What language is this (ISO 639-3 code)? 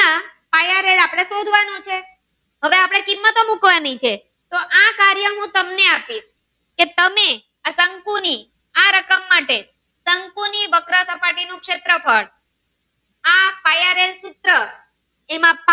guj